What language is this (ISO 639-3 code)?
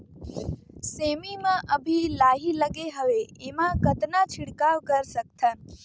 hne